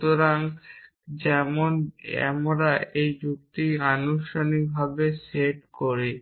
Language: Bangla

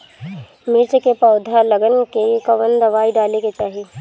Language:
Bhojpuri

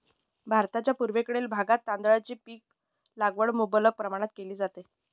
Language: Marathi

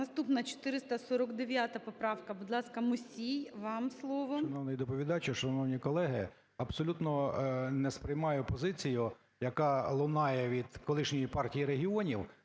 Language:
Ukrainian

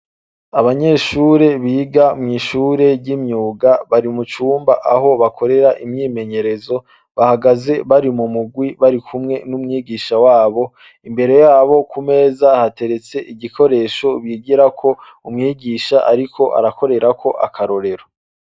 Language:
Rundi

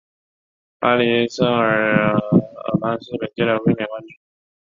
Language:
Chinese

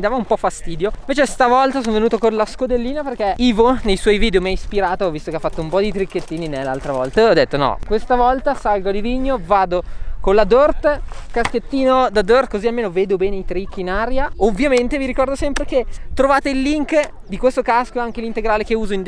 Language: Italian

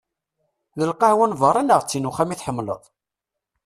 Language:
Kabyle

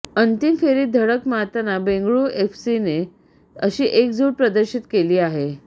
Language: Marathi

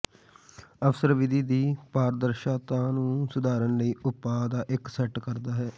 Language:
Punjabi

